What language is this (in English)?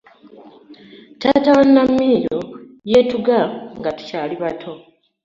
Ganda